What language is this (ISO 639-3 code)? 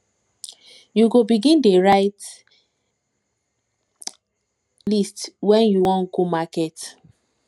pcm